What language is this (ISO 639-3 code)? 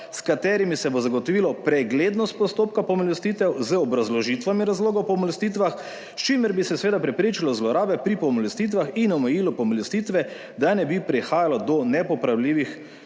slv